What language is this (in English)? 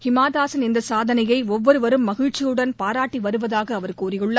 Tamil